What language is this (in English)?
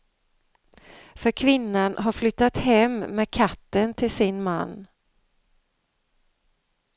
Swedish